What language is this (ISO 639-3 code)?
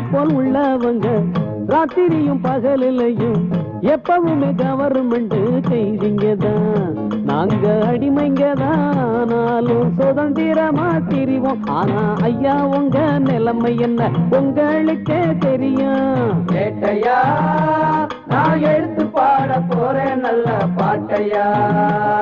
tam